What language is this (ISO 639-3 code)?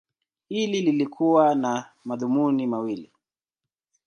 swa